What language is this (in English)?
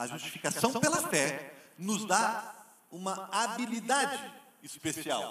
Portuguese